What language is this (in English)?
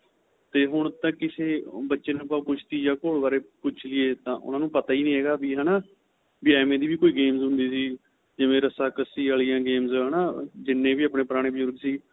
Punjabi